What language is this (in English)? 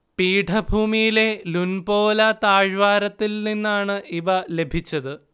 Malayalam